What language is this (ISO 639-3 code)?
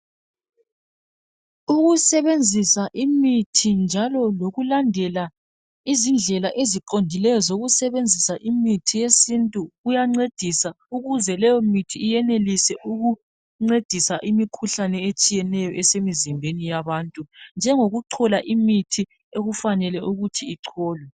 nde